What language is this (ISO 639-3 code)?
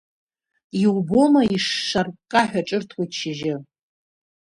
abk